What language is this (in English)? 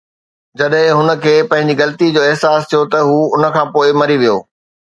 Sindhi